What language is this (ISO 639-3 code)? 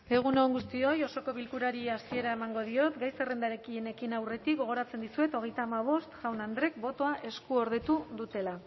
eus